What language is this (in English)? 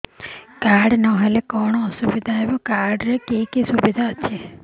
Odia